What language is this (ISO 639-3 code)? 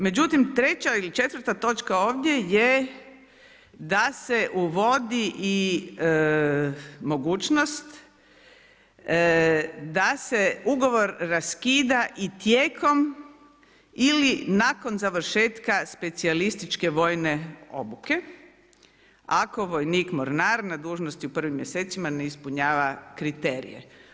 hrv